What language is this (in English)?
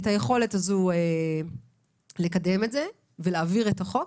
Hebrew